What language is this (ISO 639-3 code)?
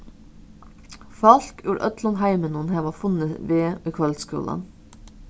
fao